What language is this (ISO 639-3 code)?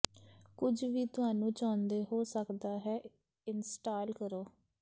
pan